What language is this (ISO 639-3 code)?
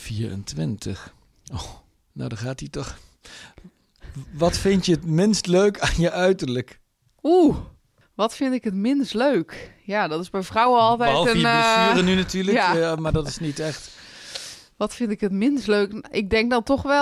nld